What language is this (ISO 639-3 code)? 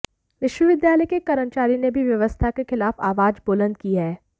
hin